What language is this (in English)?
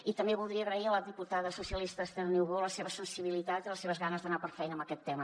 Catalan